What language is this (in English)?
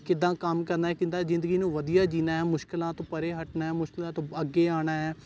Punjabi